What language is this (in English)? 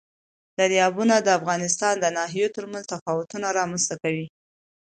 Pashto